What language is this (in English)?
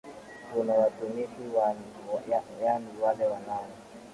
Swahili